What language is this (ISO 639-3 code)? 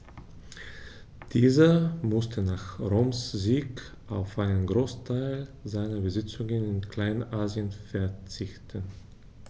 deu